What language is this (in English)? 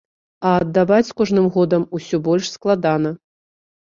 Belarusian